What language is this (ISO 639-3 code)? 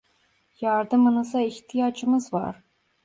tur